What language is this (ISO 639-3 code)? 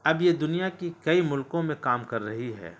urd